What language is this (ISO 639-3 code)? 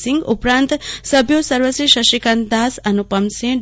guj